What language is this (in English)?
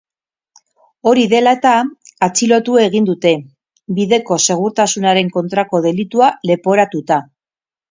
Basque